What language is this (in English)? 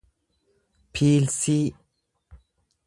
Oromo